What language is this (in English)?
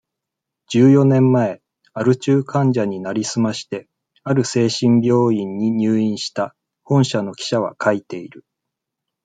Japanese